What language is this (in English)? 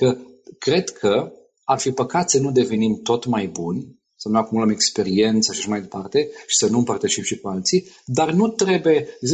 Romanian